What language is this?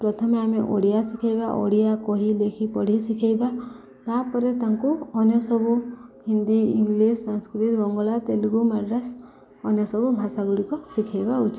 Odia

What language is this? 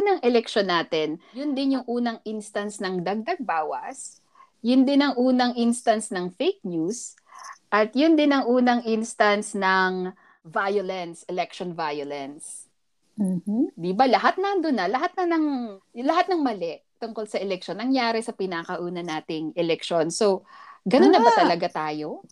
Filipino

